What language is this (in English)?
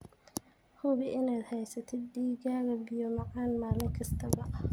Somali